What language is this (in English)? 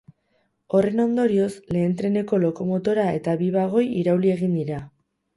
Basque